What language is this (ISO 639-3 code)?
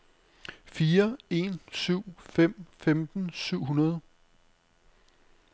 dan